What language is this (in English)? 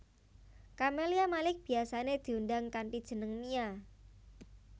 Javanese